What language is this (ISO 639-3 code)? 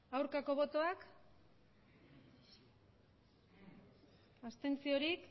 eus